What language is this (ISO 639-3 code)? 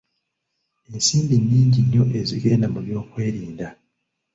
lug